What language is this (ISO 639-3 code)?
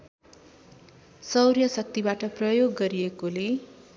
nep